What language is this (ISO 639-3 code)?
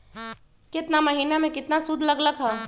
mag